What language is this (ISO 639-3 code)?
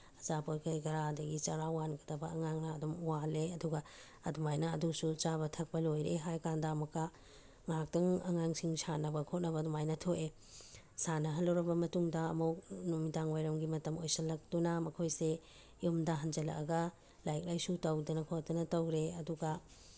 mni